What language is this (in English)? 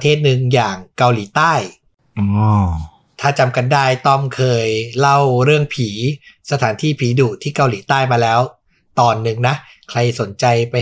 Thai